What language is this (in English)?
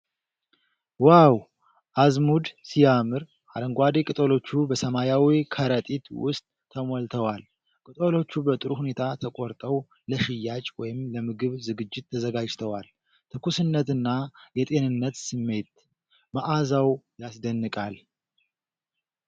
Amharic